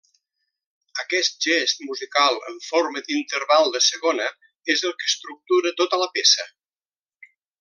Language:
Catalan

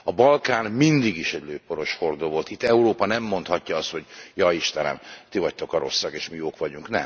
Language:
Hungarian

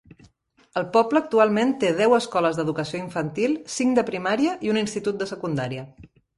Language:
Catalan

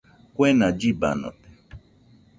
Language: Nüpode Huitoto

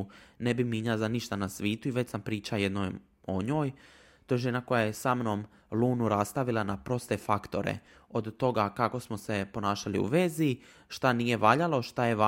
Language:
Croatian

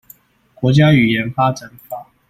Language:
Chinese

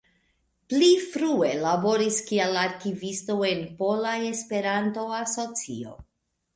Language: Esperanto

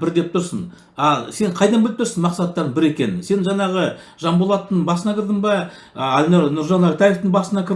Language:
Turkish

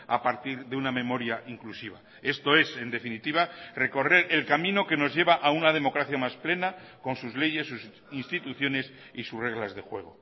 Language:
Spanish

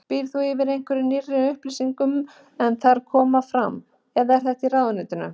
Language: Icelandic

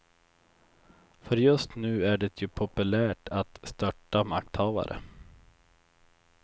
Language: Swedish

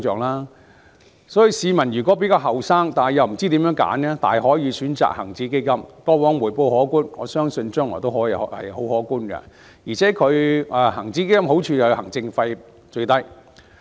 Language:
Cantonese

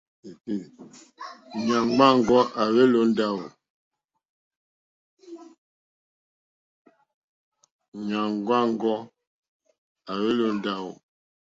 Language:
Mokpwe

